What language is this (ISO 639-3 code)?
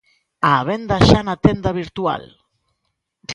glg